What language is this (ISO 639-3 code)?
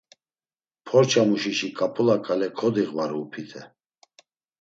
lzz